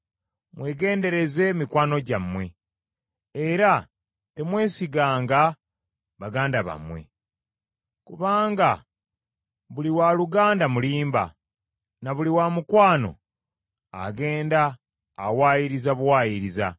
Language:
Ganda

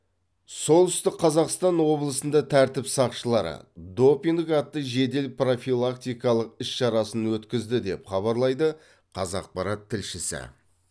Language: Kazakh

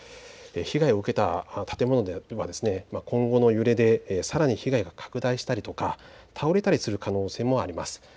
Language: Japanese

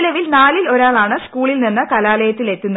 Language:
Malayalam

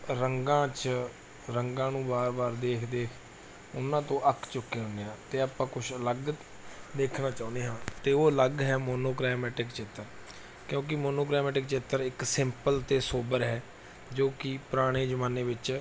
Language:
Punjabi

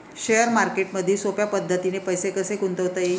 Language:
Marathi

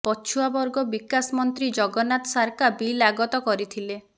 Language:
Odia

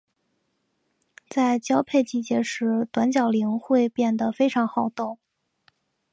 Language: Chinese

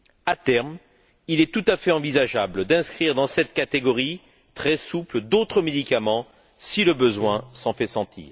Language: French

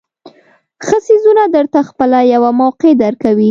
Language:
Pashto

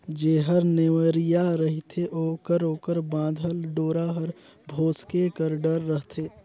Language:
Chhattisgarhi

